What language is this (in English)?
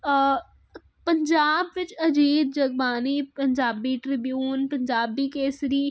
Punjabi